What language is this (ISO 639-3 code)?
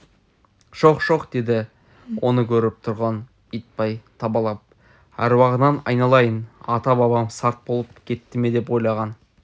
kaz